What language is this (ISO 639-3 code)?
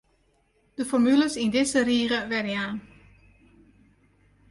fry